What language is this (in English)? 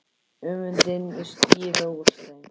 Icelandic